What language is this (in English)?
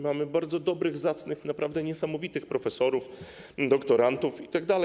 Polish